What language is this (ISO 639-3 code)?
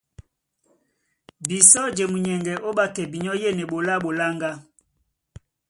dua